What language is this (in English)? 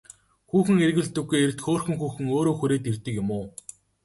Mongolian